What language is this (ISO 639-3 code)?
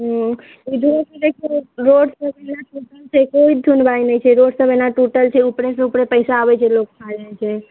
mai